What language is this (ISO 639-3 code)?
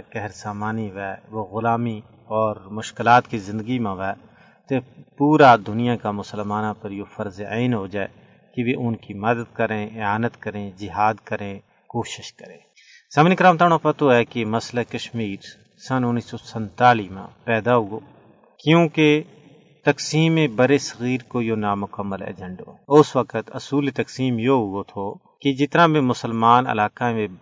urd